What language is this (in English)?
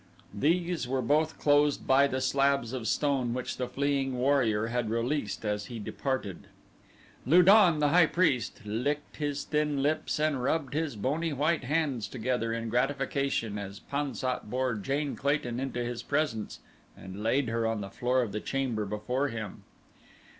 English